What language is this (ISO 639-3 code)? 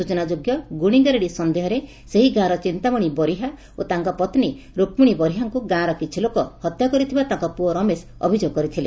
ori